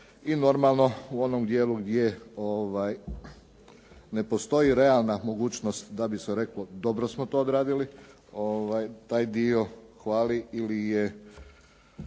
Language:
Croatian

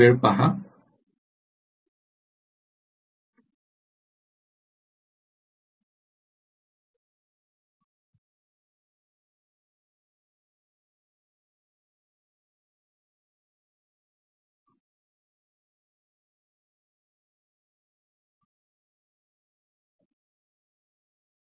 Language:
Marathi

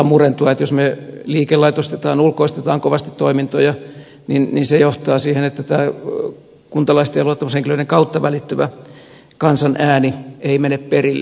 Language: Finnish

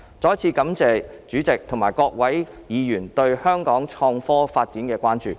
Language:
Cantonese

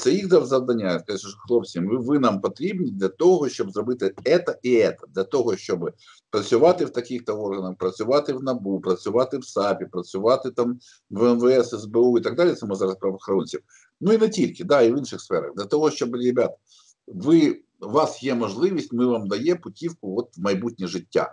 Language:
Ukrainian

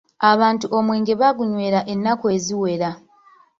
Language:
Ganda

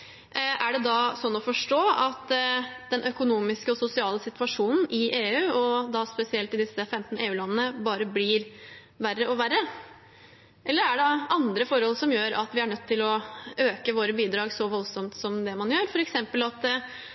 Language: Norwegian Bokmål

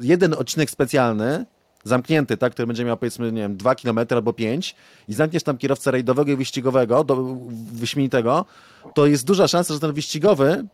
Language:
Polish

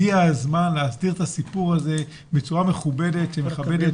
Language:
Hebrew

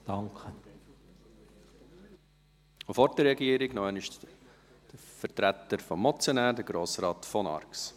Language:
Swiss German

